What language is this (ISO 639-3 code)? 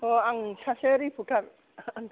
brx